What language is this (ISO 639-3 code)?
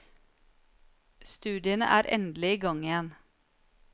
nor